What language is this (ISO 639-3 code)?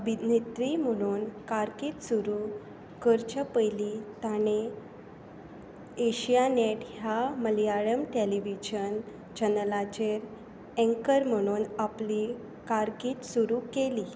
kok